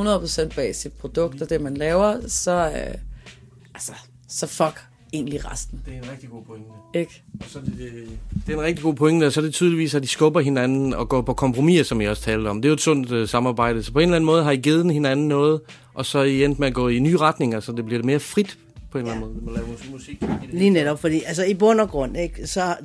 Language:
Danish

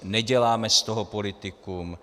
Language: Czech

